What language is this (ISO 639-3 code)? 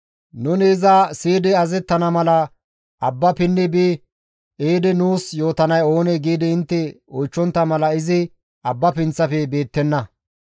gmv